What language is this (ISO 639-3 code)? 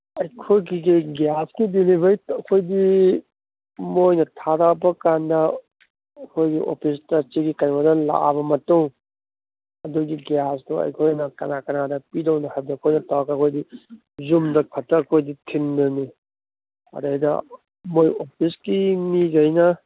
mni